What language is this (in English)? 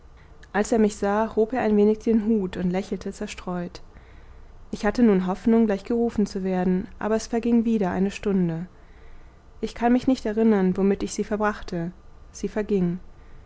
German